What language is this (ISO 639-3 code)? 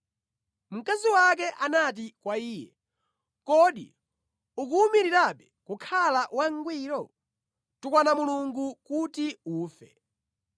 nya